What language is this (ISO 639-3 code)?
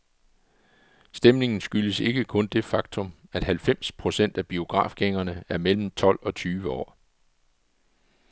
dan